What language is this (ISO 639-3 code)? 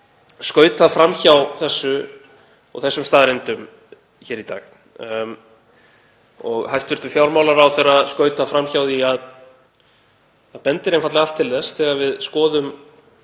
isl